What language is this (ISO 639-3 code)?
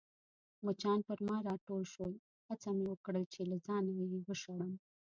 pus